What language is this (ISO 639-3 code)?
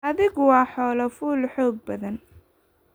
som